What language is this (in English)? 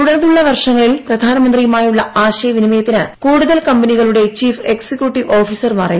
Malayalam